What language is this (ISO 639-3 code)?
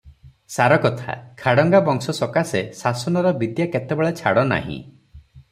ori